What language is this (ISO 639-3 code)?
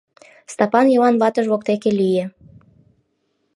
chm